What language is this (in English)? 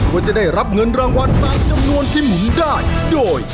Thai